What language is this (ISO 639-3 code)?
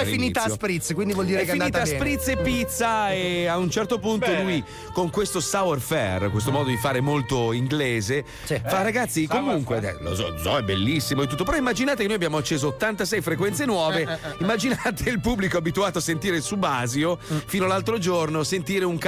ita